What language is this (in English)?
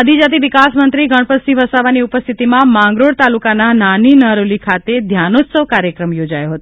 Gujarati